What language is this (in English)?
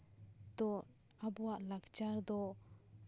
Santali